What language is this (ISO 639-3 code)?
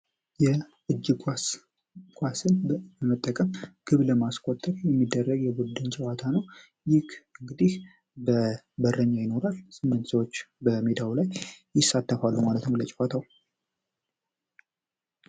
amh